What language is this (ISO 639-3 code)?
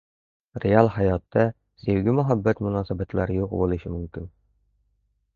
uzb